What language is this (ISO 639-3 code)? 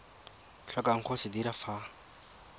tsn